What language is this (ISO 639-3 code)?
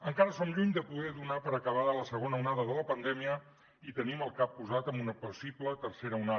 cat